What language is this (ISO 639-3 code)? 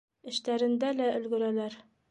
bak